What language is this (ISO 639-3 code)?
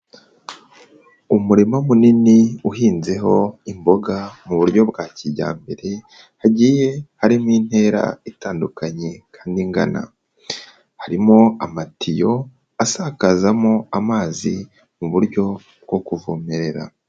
kin